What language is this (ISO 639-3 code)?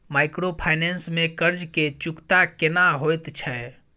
mai